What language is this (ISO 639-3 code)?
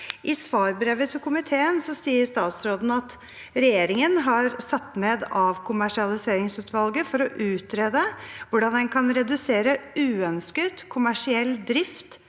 nor